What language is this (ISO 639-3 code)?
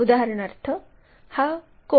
mar